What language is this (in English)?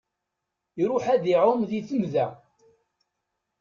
Kabyle